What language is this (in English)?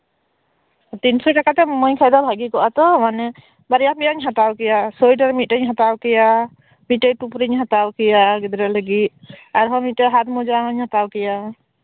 Santali